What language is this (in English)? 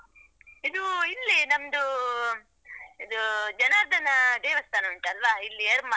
Kannada